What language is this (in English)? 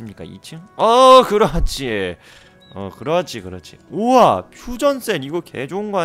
Korean